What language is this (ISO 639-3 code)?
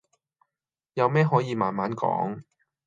yue